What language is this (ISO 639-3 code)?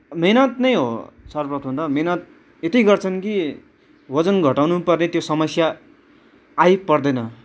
nep